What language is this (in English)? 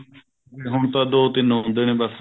Punjabi